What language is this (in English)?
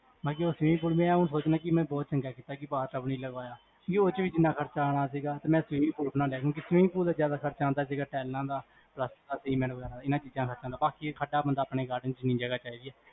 Punjabi